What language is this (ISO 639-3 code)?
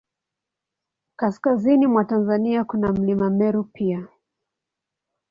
swa